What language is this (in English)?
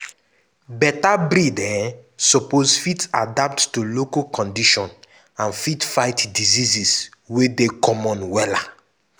Nigerian Pidgin